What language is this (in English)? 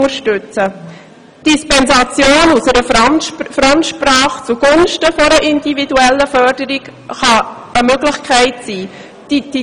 Swiss German